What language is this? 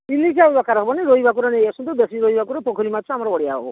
Odia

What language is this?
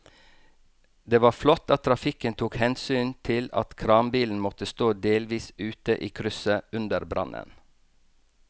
Norwegian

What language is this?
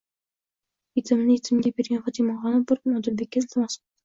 Uzbek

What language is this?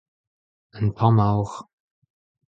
Breton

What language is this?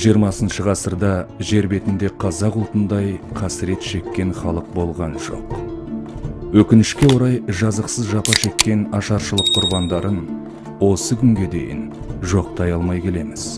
Kazakh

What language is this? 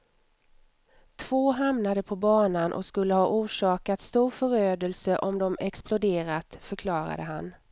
Swedish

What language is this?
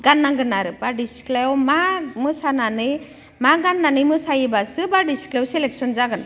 Bodo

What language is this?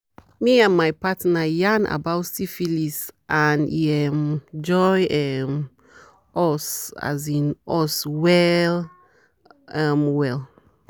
Nigerian Pidgin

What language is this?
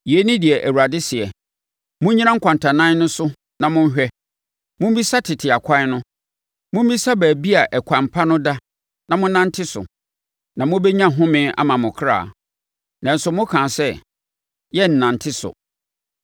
Akan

